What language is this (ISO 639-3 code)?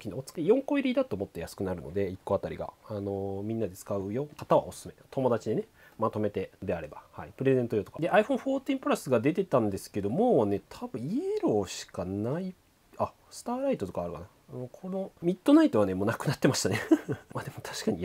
jpn